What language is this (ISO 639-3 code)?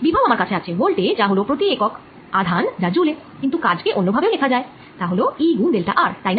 ben